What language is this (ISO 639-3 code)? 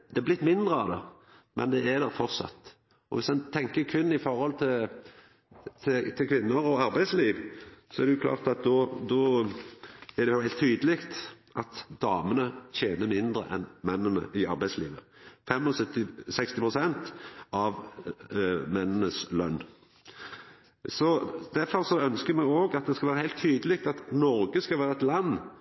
nno